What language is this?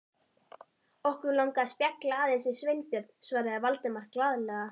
Icelandic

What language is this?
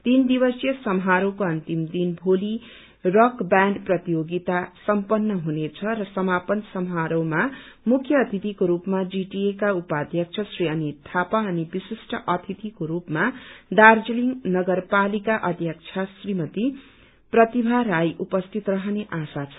Nepali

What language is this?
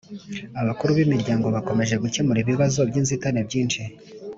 Kinyarwanda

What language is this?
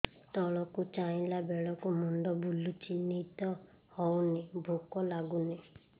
Odia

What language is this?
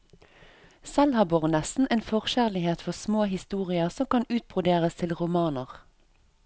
Norwegian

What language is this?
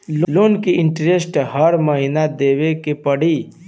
Bhojpuri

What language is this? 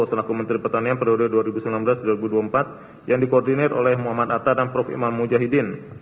Indonesian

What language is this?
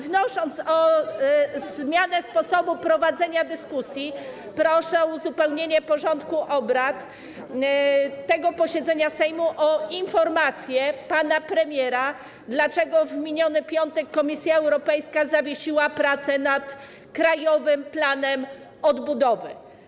Polish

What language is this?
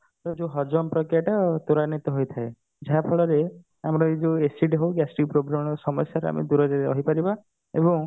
Odia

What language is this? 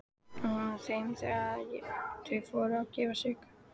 Icelandic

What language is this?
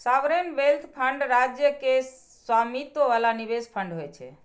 Maithili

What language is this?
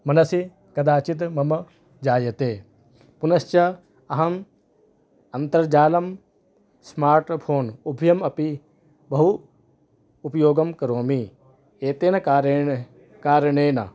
Sanskrit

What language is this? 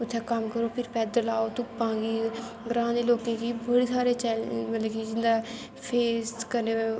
Dogri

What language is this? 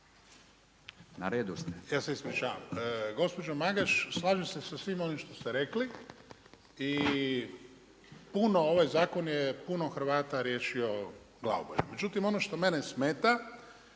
Croatian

